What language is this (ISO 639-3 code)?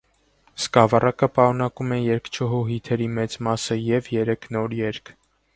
hye